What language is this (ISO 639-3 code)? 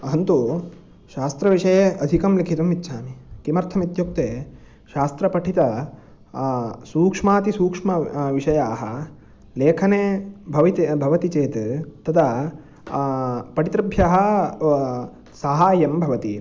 san